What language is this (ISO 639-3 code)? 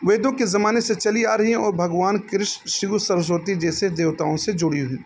urd